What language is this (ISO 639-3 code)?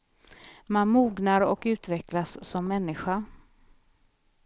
swe